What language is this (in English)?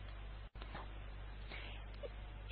Bangla